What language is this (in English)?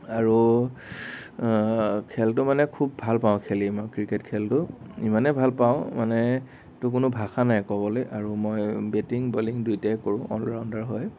Assamese